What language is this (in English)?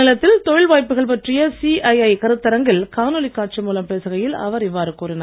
Tamil